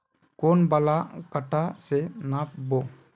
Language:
Magahi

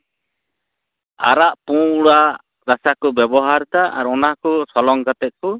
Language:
Santali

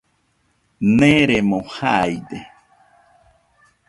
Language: Nüpode Huitoto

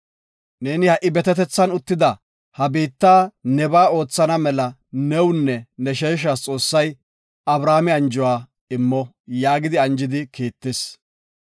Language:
Gofa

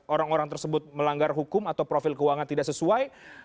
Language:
Indonesian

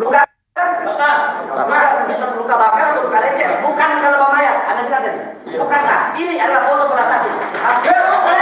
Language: Indonesian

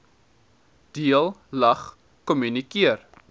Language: Afrikaans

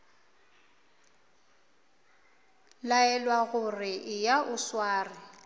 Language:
Northern Sotho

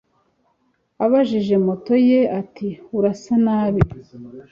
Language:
Kinyarwanda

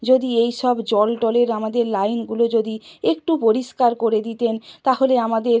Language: Bangla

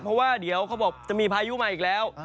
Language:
Thai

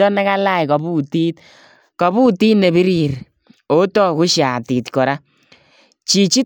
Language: Kalenjin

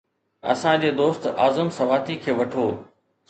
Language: Sindhi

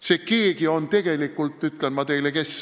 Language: Estonian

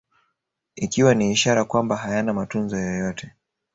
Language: Swahili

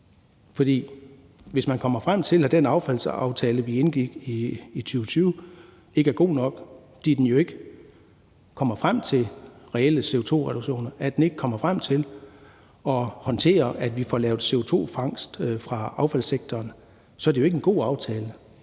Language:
Danish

